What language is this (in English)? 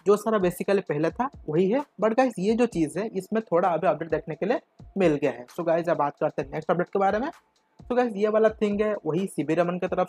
Hindi